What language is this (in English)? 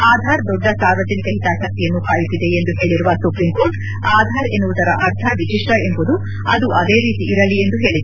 Kannada